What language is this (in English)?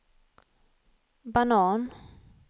Swedish